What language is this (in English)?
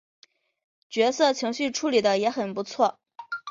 Chinese